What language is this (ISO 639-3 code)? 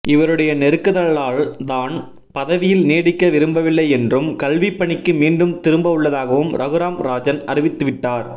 tam